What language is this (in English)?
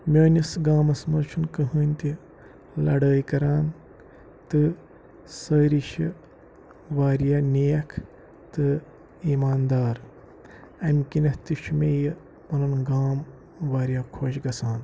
Kashmiri